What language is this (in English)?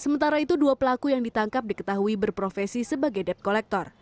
Indonesian